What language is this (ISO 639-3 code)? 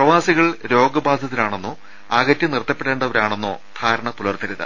mal